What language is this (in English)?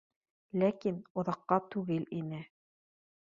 Bashkir